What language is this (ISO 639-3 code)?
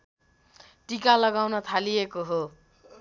nep